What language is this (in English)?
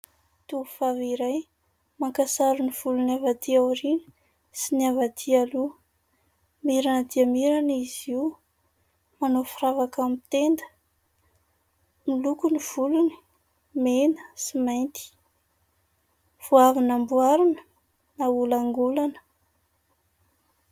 Malagasy